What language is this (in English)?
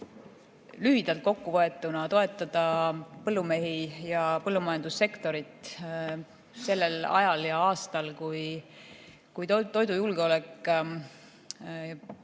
Estonian